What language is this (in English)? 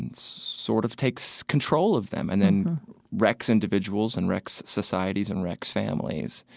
English